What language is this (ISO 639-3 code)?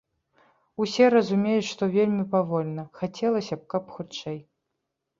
bel